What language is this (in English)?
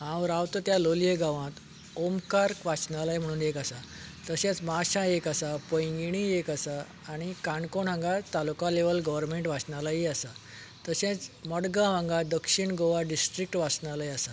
Konkani